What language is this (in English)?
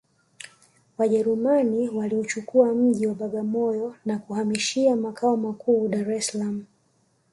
Swahili